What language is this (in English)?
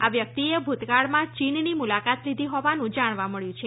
Gujarati